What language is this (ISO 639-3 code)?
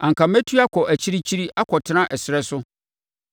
aka